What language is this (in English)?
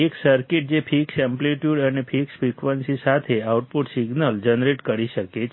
Gujarati